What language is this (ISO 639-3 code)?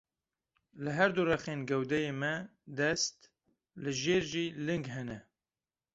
kur